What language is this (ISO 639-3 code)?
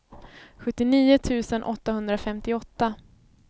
swe